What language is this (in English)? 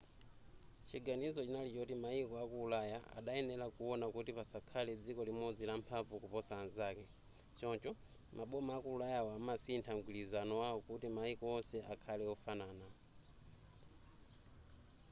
Nyanja